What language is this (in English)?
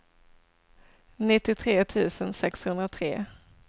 Swedish